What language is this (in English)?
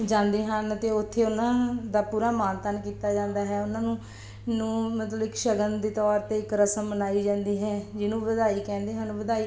Punjabi